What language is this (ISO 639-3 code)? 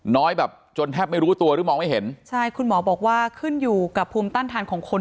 tha